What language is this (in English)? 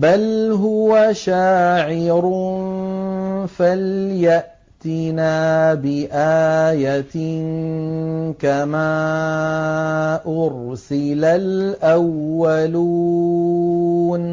Arabic